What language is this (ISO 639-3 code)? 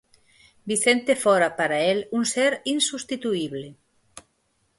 glg